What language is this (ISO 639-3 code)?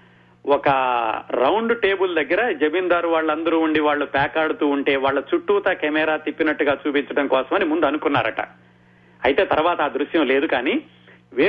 tel